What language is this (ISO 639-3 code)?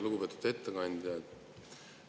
est